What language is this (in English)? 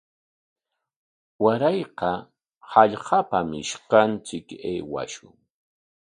Corongo Ancash Quechua